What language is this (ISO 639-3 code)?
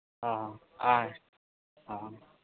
sat